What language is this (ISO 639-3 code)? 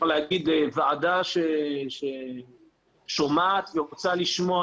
heb